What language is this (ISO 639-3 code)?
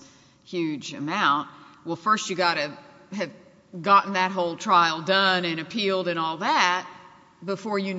eng